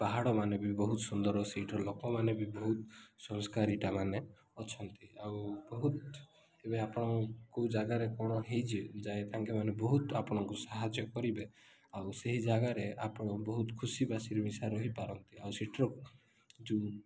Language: Odia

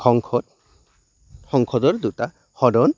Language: Assamese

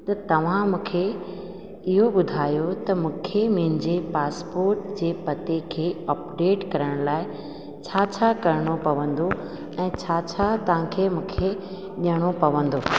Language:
Sindhi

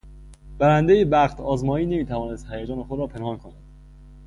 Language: Persian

